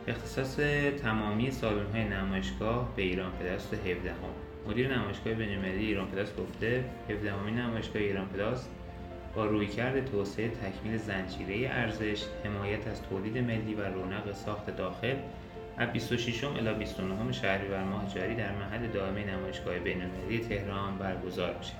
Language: Persian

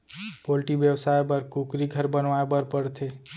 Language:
Chhattisgarhi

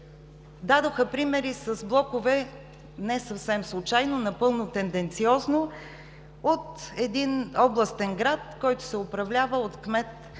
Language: Bulgarian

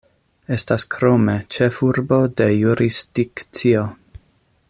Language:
Esperanto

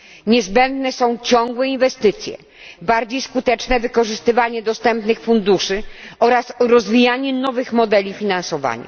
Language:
Polish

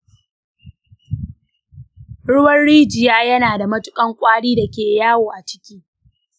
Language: Hausa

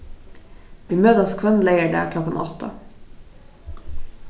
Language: Faroese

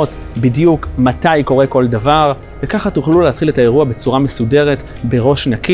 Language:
Hebrew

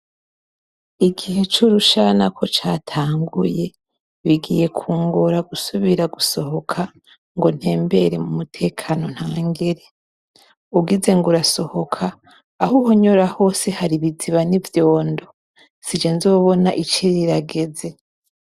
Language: Rundi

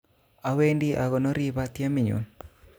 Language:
Kalenjin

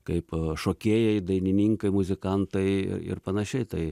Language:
Lithuanian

